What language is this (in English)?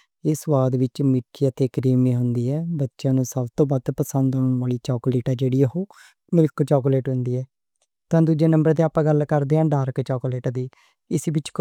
Western Panjabi